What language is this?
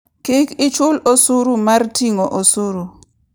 Luo (Kenya and Tanzania)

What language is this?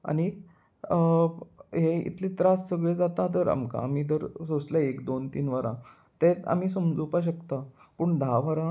Konkani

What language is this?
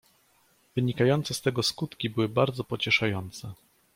Polish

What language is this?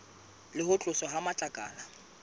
Southern Sotho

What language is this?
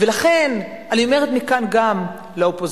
Hebrew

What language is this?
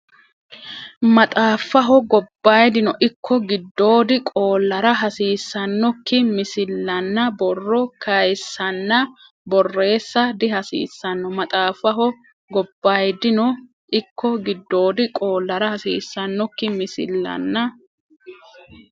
Sidamo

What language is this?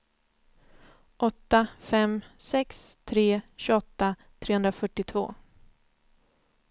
Swedish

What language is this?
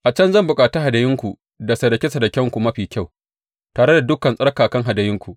Hausa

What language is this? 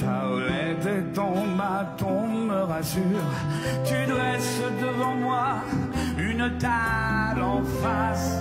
French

